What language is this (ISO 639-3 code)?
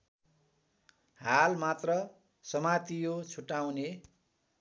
nep